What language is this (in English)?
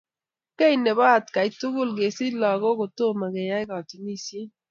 Kalenjin